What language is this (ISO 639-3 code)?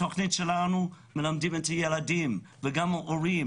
heb